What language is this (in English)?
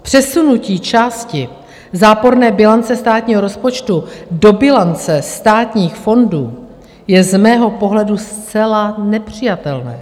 Czech